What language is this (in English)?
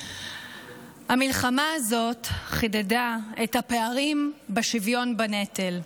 Hebrew